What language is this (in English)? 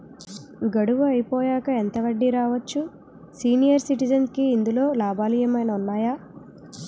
Telugu